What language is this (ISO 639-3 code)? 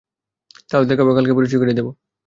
ben